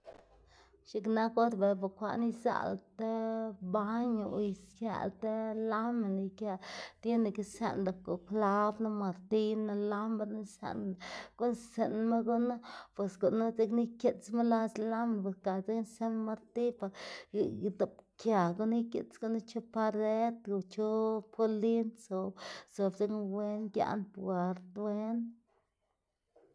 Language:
Xanaguía Zapotec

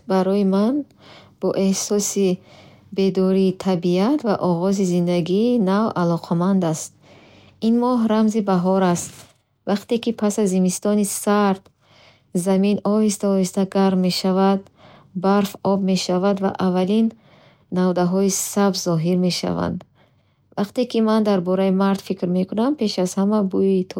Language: Bukharic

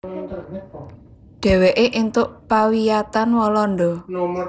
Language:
Javanese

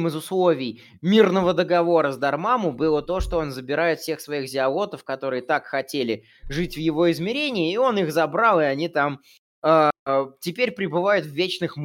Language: Russian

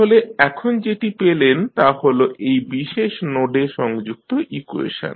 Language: Bangla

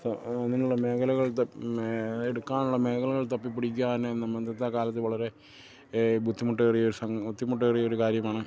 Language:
Malayalam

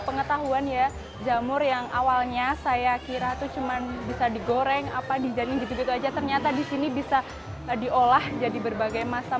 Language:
Indonesian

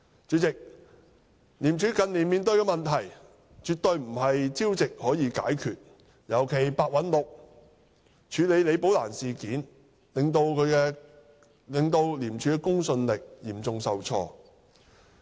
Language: Cantonese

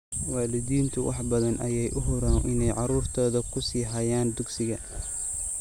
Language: Somali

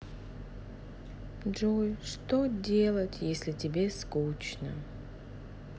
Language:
Russian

